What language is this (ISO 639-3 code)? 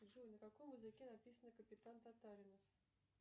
rus